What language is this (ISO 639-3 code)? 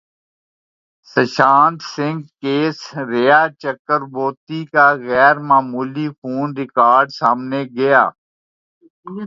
urd